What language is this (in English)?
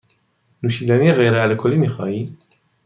Persian